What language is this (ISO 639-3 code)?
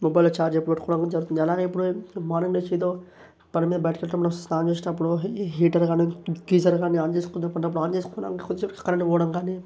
tel